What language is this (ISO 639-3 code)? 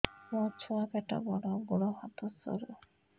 ori